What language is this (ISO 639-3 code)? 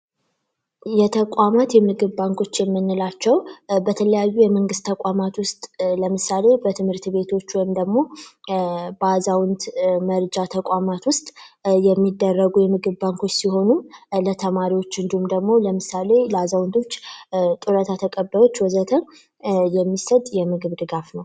amh